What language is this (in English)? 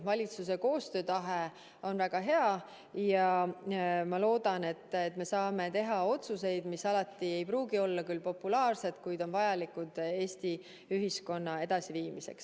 Estonian